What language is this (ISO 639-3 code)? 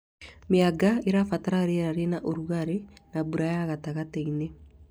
kik